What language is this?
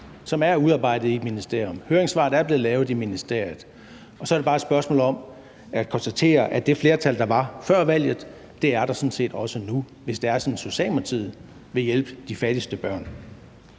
Danish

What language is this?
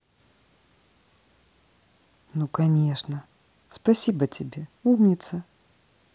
Russian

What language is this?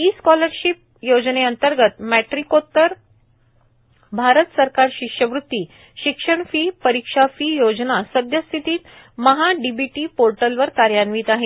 Marathi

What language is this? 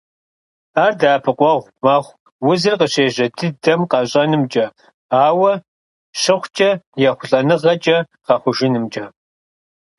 Kabardian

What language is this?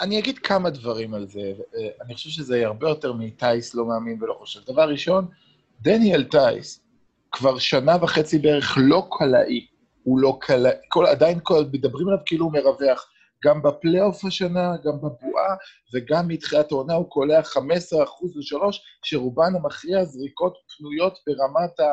Hebrew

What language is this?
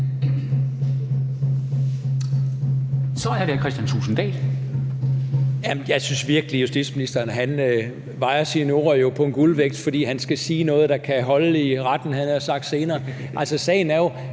Danish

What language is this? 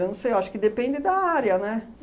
Portuguese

